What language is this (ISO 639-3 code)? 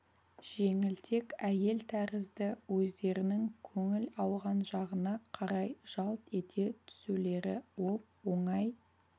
kaz